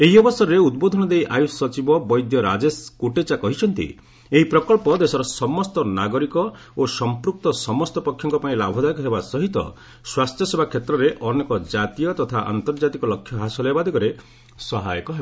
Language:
Odia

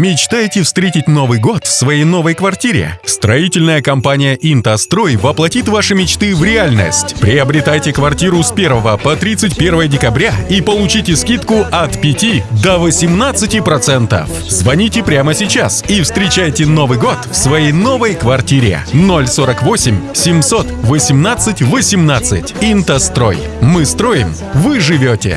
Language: Russian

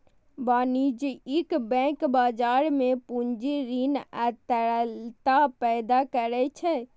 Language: Maithili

